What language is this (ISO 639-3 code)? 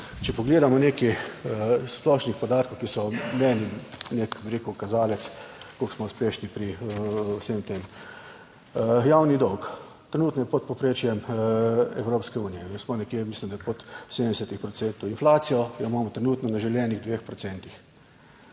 slv